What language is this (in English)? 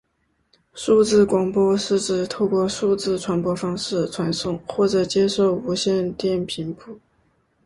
Chinese